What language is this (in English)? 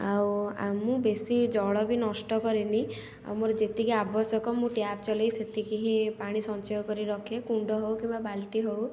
Odia